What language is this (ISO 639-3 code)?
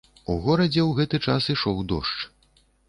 bel